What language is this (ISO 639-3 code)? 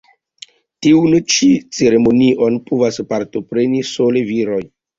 epo